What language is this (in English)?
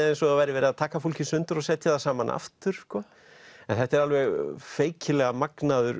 Icelandic